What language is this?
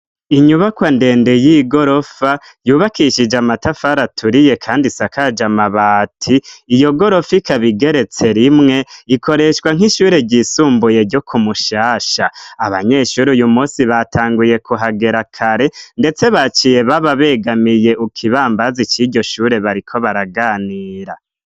Rundi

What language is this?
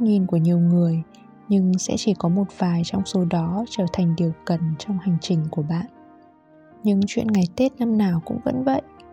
Vietnamese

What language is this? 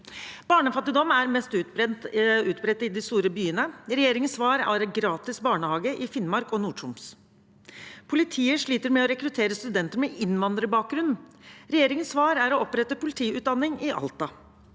Norwegian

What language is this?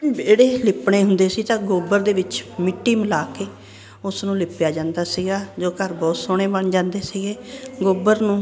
Punjabi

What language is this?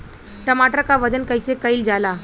Bhojpuri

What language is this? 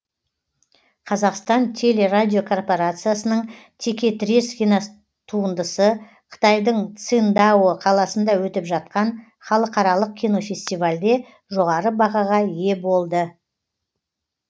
Kazakh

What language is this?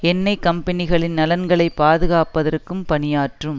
Tamil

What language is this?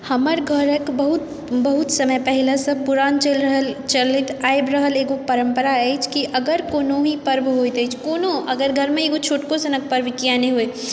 Maithili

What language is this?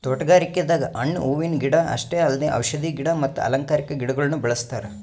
Kannada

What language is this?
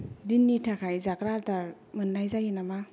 Bodo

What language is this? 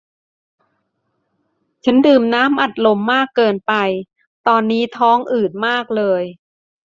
Thai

